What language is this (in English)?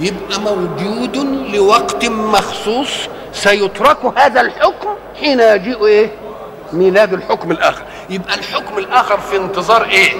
Arabic